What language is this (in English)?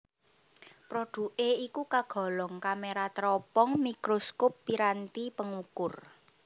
Javanese